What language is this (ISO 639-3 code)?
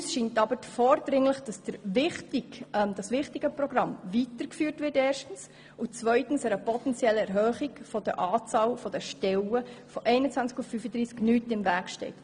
gsw